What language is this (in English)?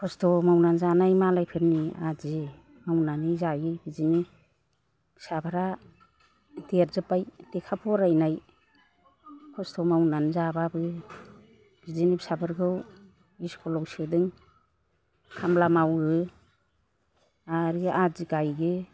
Bodo